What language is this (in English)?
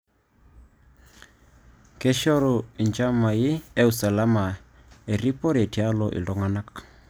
Masai